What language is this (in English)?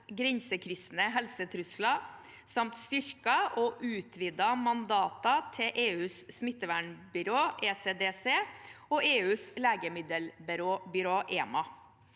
Norwegian